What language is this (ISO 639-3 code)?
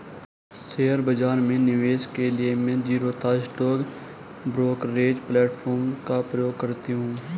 hin